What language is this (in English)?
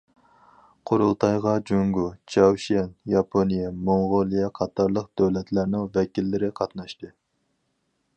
Uyghur